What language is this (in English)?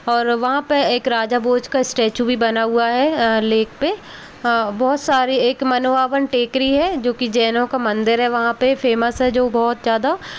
Hindi